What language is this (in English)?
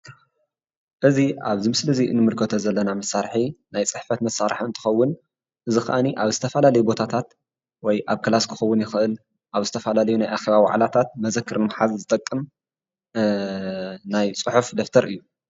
Tigrinya